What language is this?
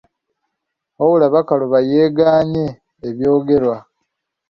Ganda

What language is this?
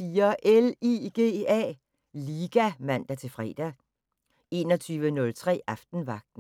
Danish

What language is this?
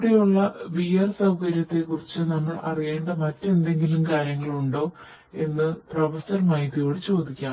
Malayalam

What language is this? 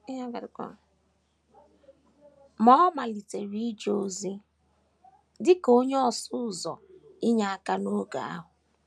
Igbo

